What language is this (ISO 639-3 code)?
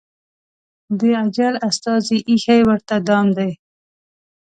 pus